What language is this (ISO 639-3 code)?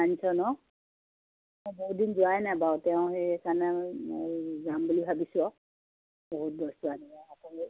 asm